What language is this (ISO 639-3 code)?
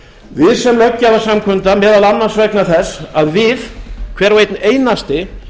isl